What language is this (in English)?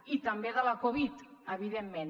Catalan